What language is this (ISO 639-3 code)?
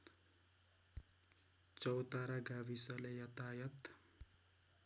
nep